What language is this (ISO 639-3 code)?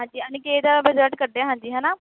pan